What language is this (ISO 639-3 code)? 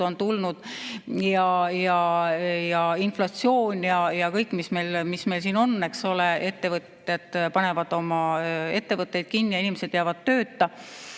est